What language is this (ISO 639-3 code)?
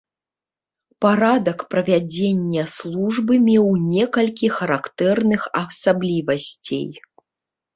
bel